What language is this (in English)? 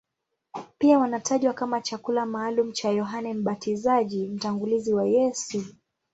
Swahili